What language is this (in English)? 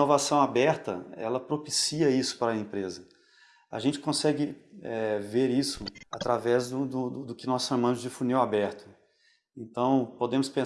Portuguese